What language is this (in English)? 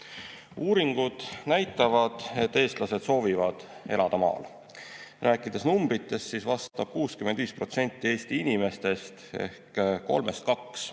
Estonian